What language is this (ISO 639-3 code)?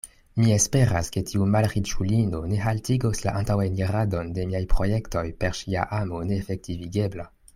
epo